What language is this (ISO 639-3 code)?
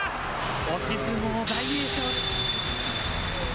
jpn